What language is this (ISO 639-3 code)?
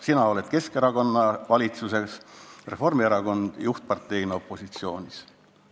est